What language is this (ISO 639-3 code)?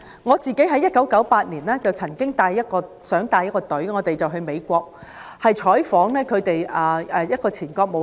yue